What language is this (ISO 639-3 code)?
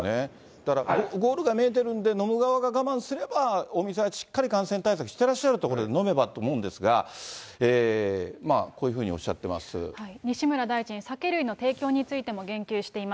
jpn